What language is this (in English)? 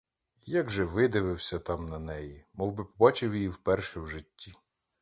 Ukrainian